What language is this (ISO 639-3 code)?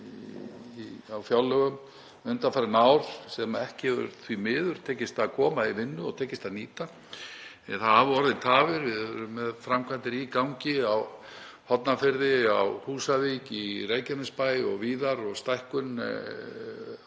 isl